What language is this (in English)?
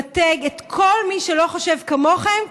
Hebrew